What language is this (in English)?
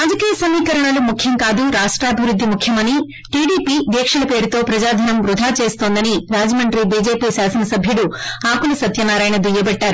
Telugu